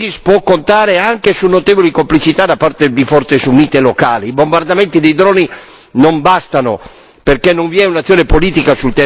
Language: Italian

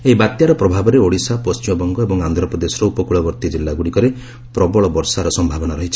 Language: Odia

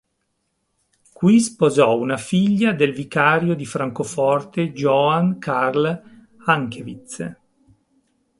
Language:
Italian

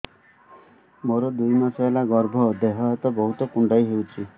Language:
Odia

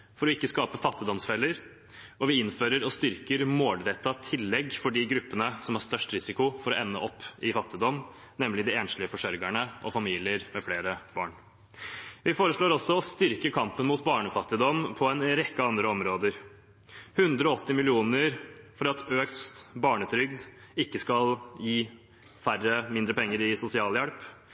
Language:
Norwegian Bokmål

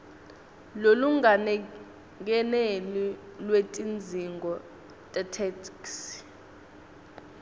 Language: Swati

